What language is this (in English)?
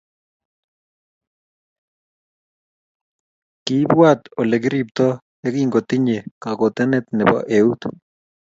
Kalenjin